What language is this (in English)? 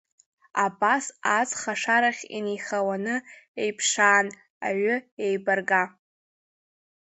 Abkhazian